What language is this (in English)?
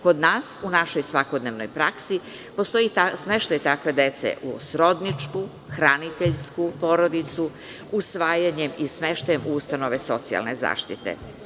Serbian